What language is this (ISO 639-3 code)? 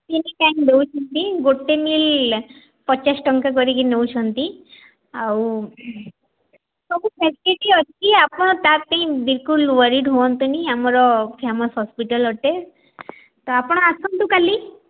ori